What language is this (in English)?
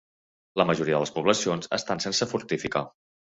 Catalan